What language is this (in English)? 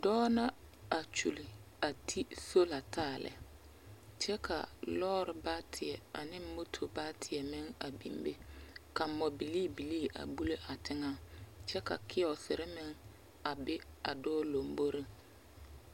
Southern Dagaare